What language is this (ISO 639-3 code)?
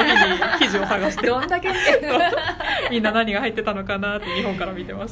jpn